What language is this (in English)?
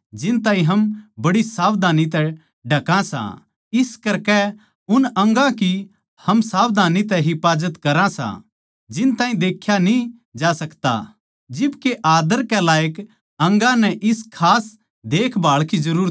Haryanvi